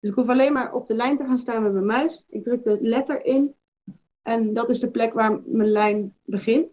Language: Dutch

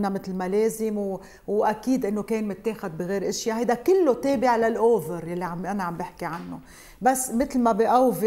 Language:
Arabic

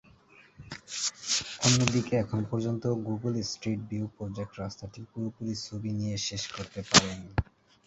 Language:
Bangla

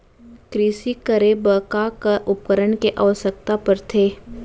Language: Chhattisgarhi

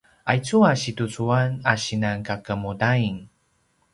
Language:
Paiwan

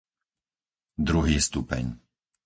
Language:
Slovak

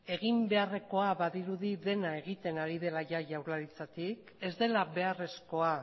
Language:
Basque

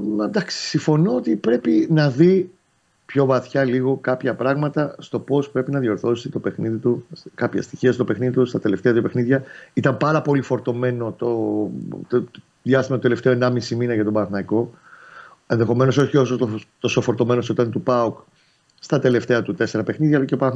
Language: Greek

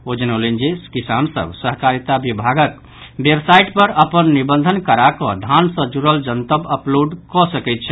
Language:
Maithili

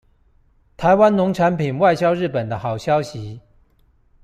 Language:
Chinese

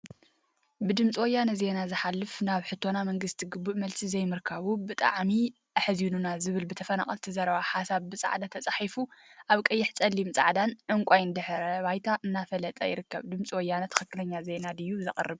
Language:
Tigrinya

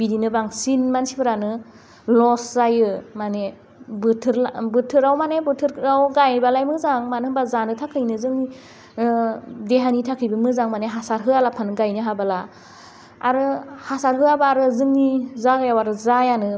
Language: Bodo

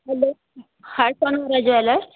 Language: Sindhi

